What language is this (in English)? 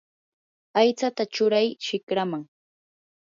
Yanahuanca Pasco Quechua